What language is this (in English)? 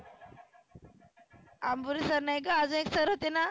Marathi